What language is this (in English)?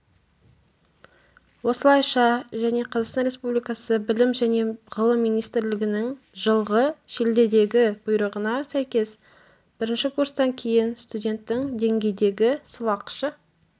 Kazakh